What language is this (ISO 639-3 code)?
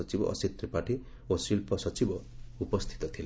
ori